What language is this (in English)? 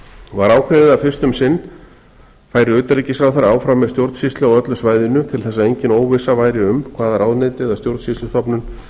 Icelandic